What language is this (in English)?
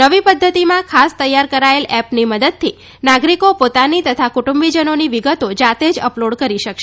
Gujarati